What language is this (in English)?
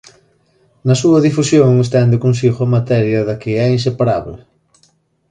Galician